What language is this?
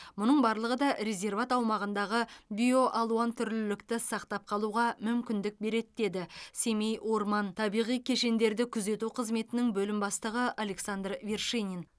Kazakh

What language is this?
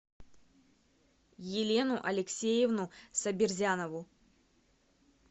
Russian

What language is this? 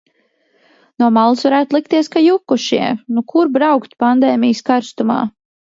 Latvian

